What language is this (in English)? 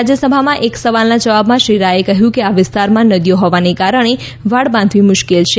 Gujarati